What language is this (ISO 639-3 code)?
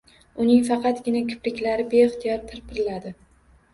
uzb